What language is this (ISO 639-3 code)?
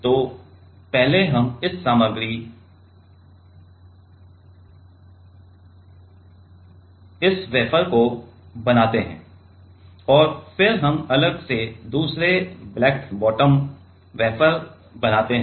hin